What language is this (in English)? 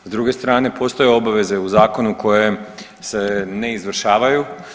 Croatian